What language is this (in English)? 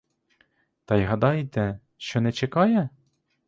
Ukrainian